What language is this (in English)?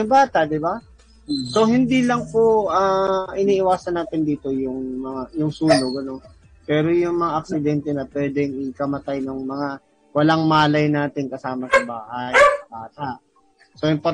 Filipino